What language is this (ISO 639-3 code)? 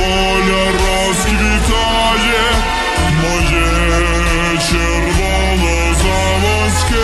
ukr